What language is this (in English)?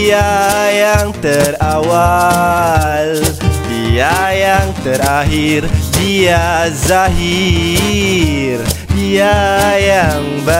Malay